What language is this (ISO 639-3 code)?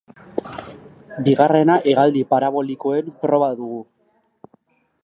eus